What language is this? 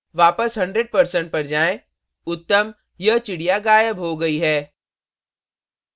Hindi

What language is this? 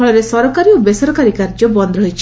Odia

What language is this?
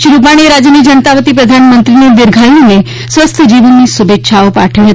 Gujarati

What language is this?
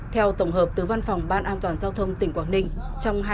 Vietnamese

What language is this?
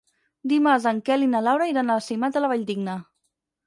Catalan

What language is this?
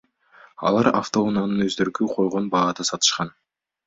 Kyrgyz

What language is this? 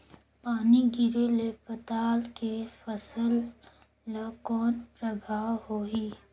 Chhattisgarhi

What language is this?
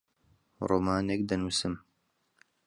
Central Kurdish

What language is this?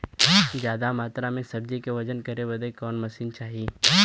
Bhojpuri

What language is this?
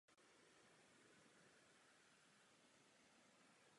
Czech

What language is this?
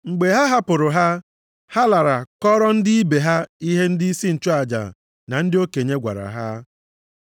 Igbo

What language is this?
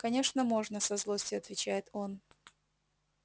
Russian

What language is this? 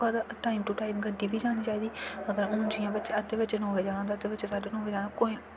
Dogri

